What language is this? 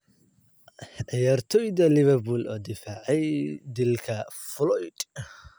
Somali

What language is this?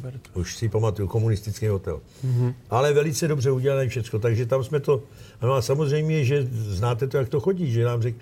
Czech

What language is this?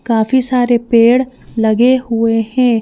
Hindi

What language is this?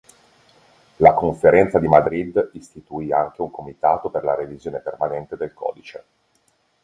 Italian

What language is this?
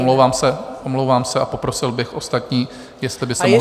Czech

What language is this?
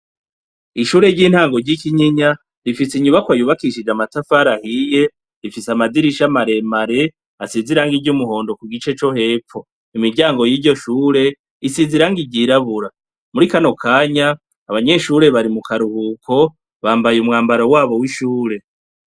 Rundi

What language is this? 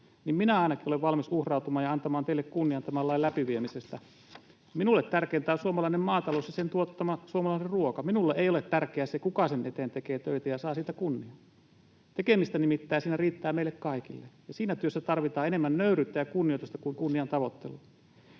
Finnish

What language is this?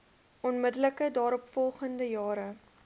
Afrikaans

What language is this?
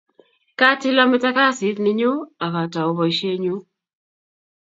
Kalenjin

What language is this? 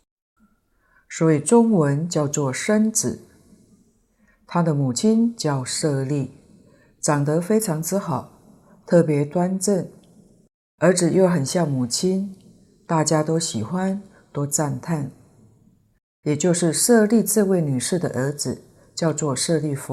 Chinese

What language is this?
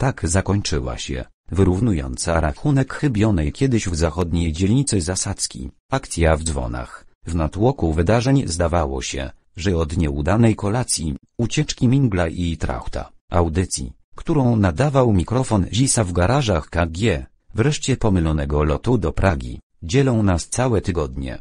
Polish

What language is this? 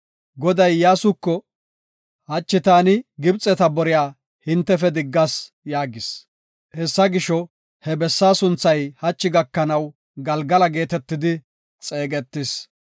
Gofa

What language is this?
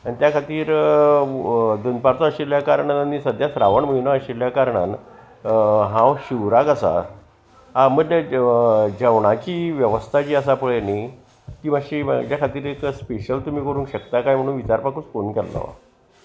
Konkani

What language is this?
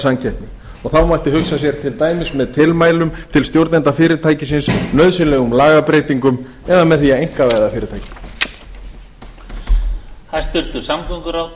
Icelandic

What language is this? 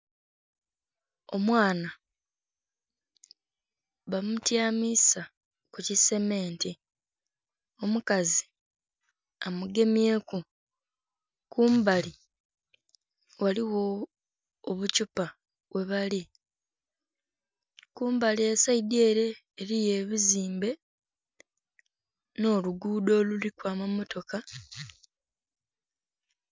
Soga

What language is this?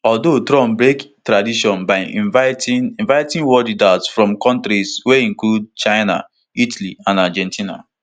Nigerian Pidgin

